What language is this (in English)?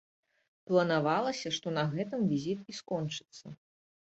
Belarusian